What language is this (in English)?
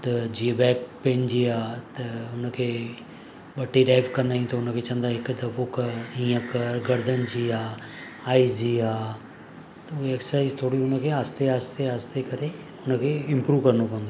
Sindhi